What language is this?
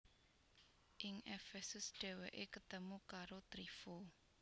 Javanese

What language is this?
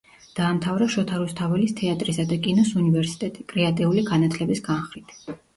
Georgian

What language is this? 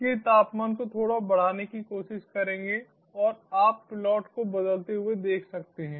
Hindi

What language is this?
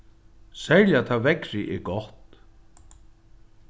Faroese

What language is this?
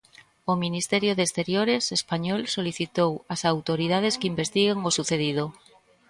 Galician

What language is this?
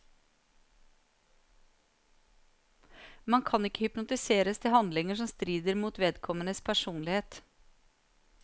Norwegian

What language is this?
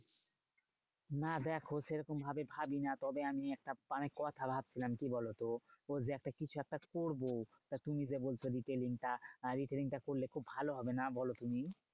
Bangla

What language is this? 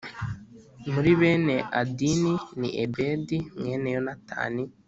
Kinyarwanda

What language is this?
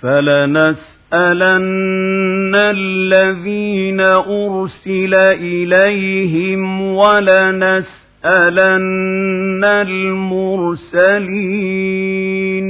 Arabic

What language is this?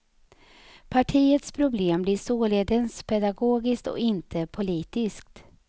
Swedish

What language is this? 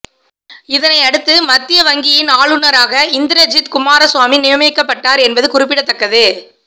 Tamil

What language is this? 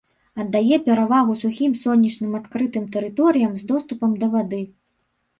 Belarusian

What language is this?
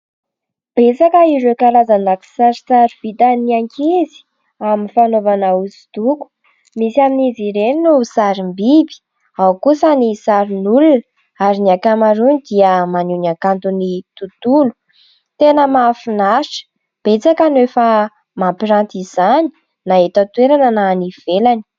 Malagasy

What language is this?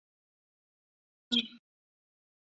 Chinese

